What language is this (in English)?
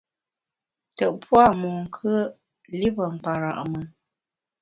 Bamun